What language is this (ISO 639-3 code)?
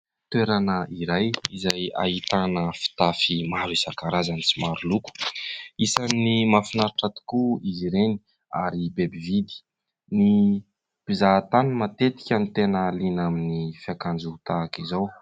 mlg